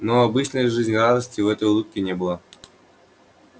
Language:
Russian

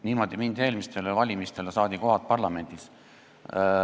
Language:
Estonian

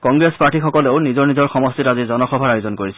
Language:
Assamese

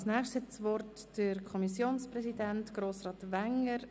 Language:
Swiss German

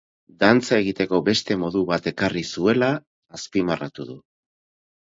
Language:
Basque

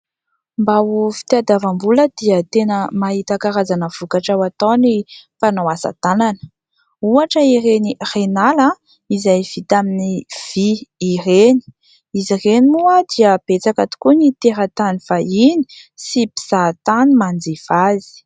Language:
Malagasy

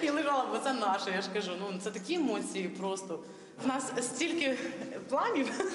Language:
Ukrainian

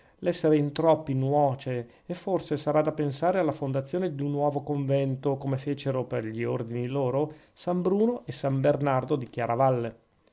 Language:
Italian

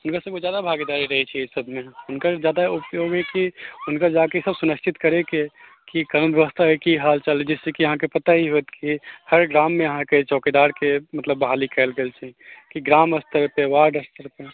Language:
Maithili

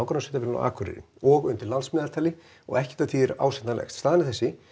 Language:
Icelandic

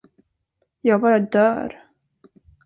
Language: Swedish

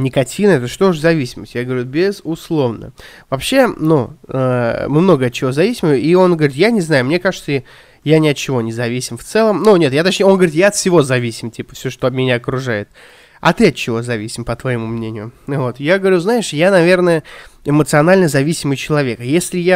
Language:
Russian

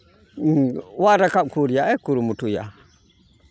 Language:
Santali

